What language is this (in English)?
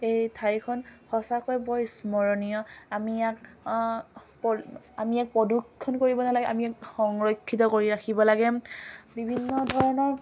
Assamese